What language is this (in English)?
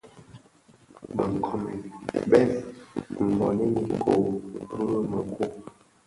Bafia